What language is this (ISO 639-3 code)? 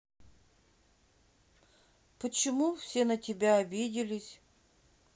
rus